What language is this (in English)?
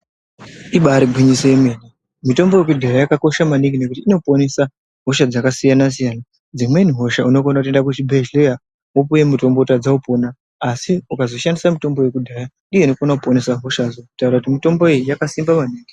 Ndau